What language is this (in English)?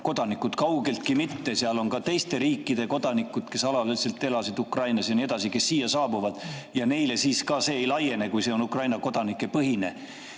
Estonian